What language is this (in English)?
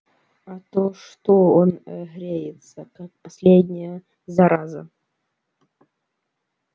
Russian